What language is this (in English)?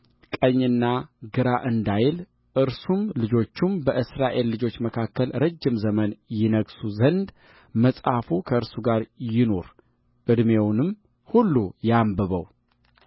Amharic